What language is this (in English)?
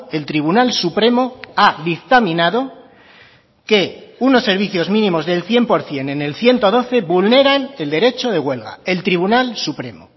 Spanish